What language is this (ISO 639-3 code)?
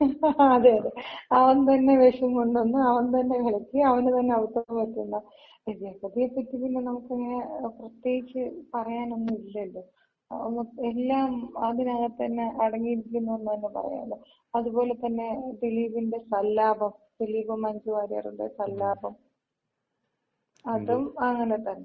mal